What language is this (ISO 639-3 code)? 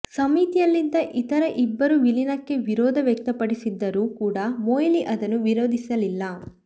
kan